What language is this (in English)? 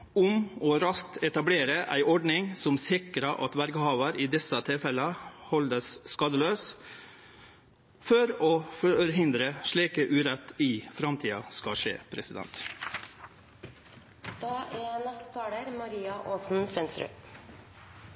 Norwegian Nynorsk